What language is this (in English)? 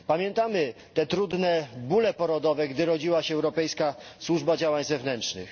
Polish